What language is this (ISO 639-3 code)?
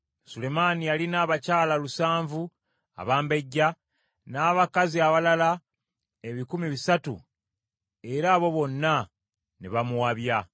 lug